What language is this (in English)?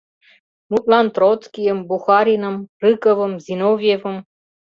Mari